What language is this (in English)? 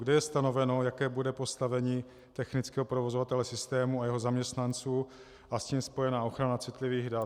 Czech